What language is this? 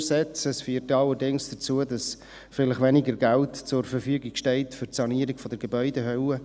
Swiss German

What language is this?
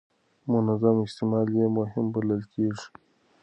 Pashto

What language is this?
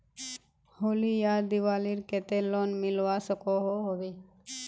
Magahi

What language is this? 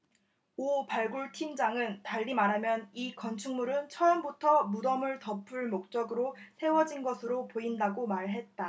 Korean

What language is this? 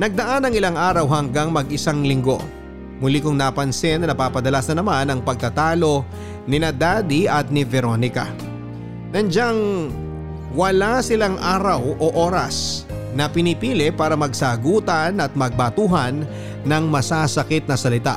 Filipino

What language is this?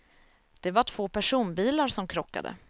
Swedish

